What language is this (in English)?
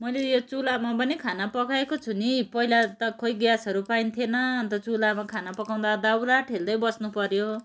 Nepali